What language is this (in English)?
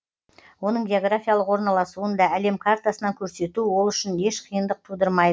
Kazakh